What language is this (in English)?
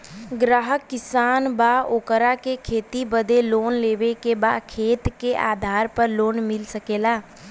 Bhojpuri